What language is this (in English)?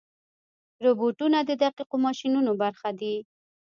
Pashto